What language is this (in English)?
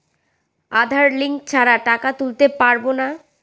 Bangla